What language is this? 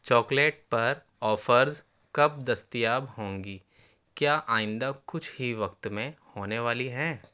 Urdu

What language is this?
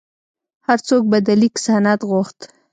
Pashto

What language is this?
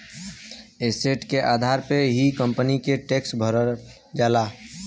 Bhojpuri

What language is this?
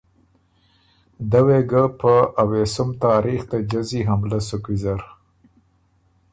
Ormuri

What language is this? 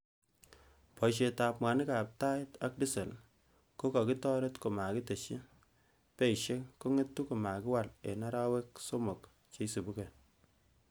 Kalenjin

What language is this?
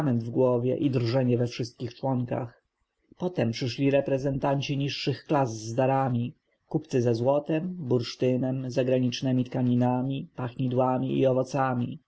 Polish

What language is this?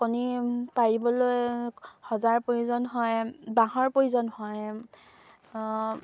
Assamese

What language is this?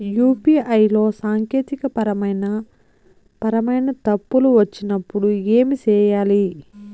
Telugu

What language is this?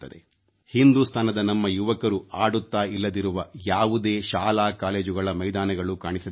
Kannada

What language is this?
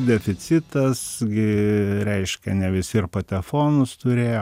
Lithuanian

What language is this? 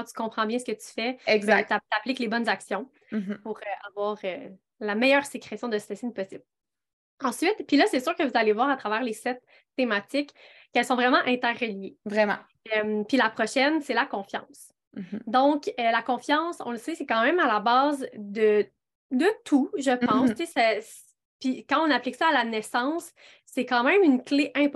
French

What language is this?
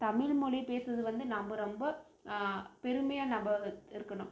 Tamil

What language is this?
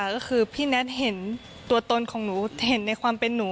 Thai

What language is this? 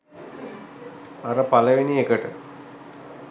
Sinhala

